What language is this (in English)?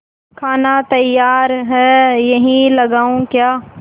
Hindi